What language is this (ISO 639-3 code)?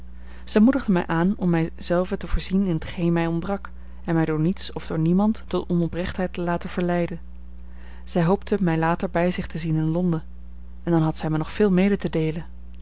nld